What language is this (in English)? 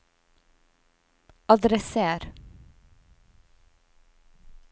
Norwegian